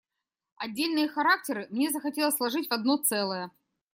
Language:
Russian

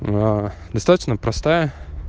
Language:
Russian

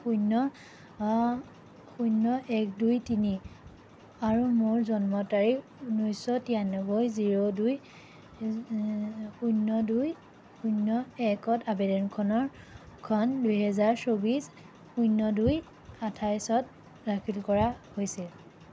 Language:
Assamese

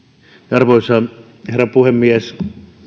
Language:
Finnish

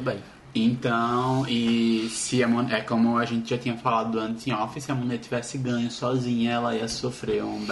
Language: Portuguese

